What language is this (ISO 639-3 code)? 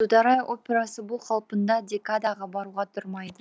kaz